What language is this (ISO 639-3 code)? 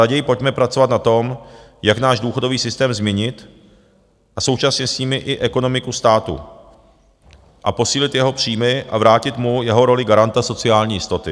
ces